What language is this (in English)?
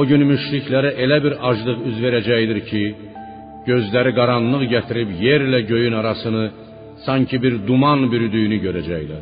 Persian